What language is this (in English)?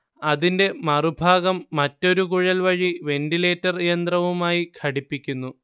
Malayalam